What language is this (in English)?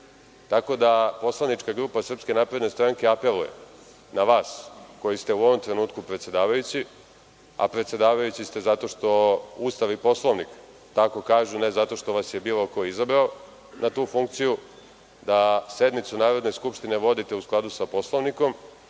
Serbian